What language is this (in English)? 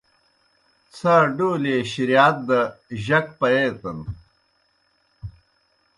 Kohistani Shina